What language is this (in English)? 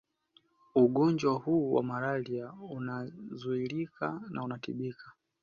Swahili